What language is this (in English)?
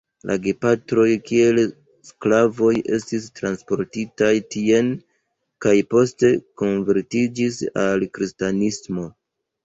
Esperanto